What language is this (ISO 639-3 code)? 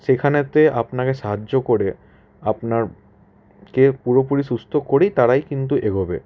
ben